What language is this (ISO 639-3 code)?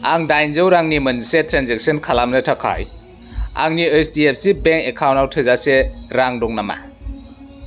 brx